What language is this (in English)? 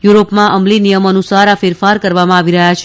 Gujarati